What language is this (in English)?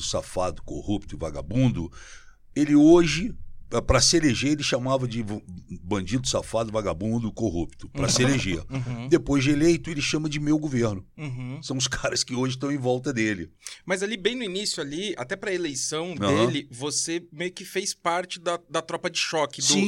Portuguese